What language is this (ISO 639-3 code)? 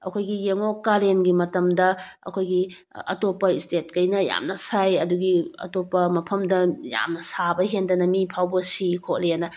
mni